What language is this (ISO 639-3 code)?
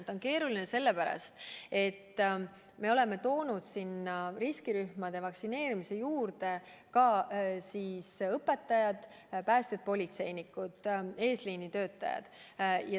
est